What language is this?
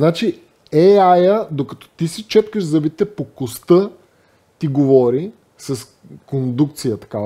Bulgarian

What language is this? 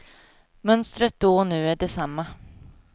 Swedish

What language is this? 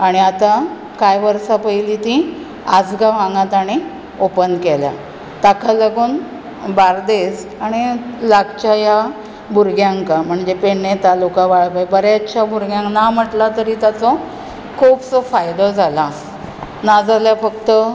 Konkani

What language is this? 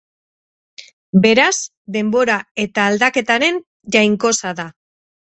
Basque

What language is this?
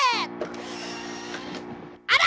Japanese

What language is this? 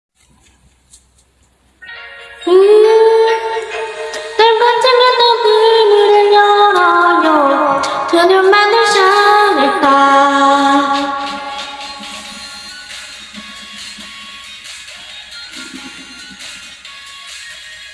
Korean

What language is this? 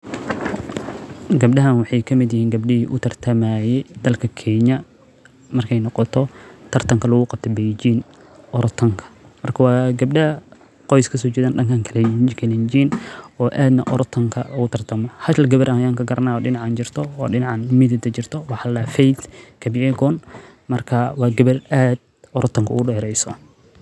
Somali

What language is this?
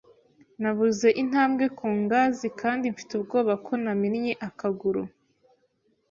Kinyarwanda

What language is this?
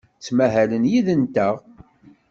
Kabyle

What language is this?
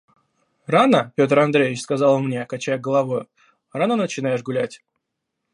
Russian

